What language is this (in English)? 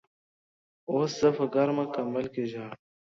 Pashto